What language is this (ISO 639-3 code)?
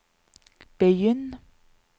nor